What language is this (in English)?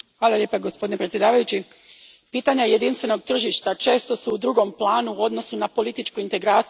Croatian